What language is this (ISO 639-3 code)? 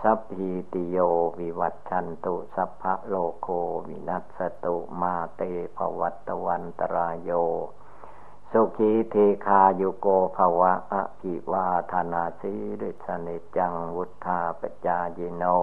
tha